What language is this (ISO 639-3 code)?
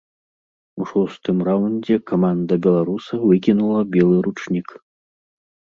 bel